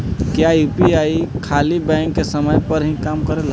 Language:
Bhojpuri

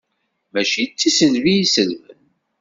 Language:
Kabyle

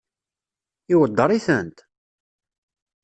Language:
Kabyle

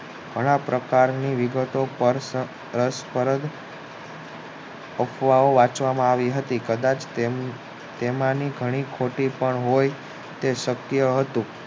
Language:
Gujarati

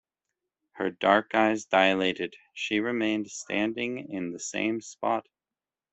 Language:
English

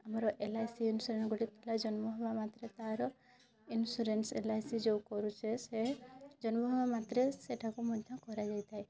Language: Odia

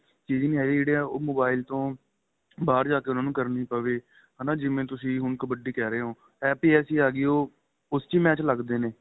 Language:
Punjabi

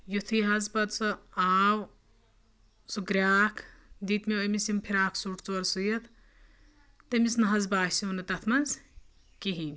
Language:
Kashmiri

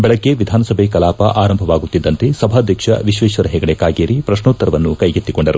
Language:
Kannada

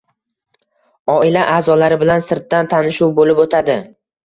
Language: Uzbek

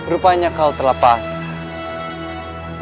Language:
Indonesian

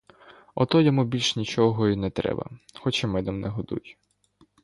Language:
Ukrainian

